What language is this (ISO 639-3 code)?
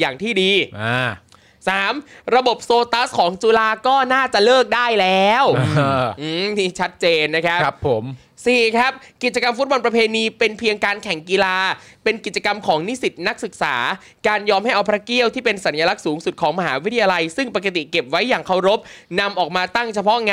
tha